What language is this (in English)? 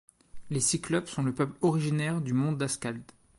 French